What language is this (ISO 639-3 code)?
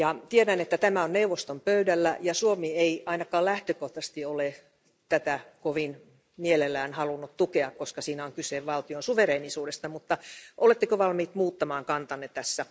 fin